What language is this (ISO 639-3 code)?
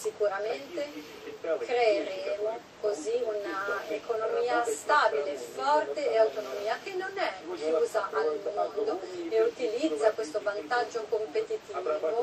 ita